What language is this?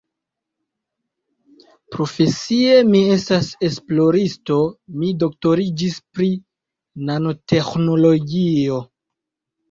Esperanto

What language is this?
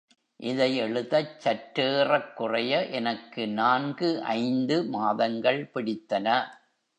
Tamil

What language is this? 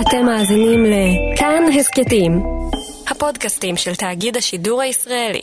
Hebrew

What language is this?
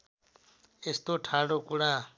Nepali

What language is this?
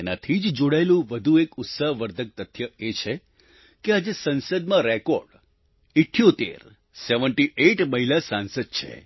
Gujarati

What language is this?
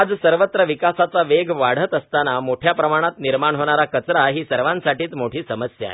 Marathi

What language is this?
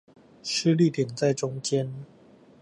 Chinese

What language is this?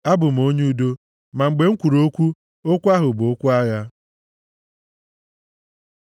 Igbo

